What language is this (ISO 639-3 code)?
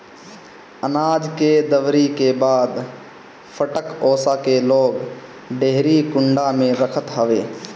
bho